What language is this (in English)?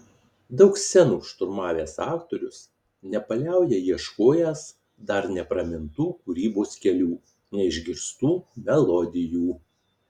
Lithuanian